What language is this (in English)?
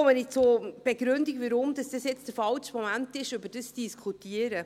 Swiss German